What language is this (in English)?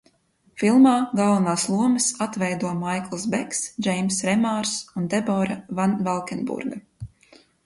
Latvian